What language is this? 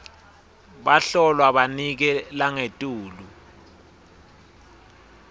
Swati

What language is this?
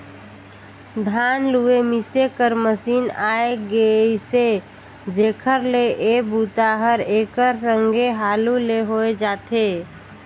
Chhattisgarhi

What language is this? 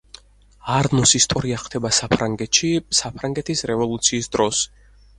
Georgian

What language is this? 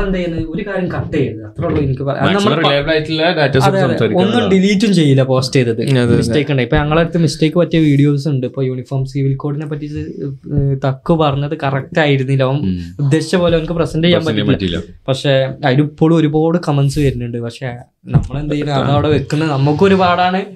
Malayalam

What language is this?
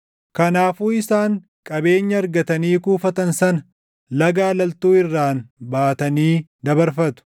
Oromo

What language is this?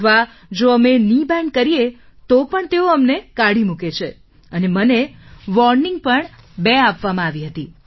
Gujarati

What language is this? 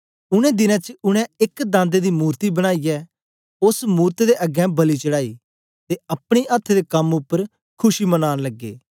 Dogri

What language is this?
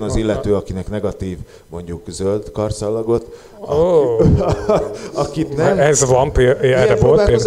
Hungarian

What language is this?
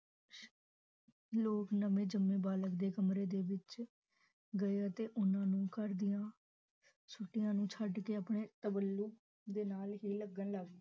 Punjabi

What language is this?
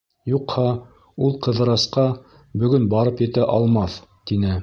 Bashkir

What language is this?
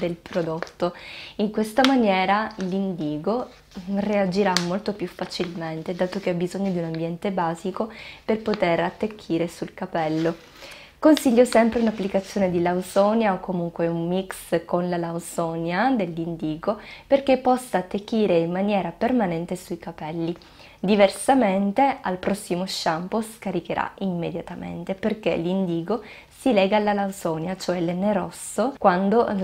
Italian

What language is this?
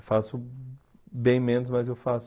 Portuguese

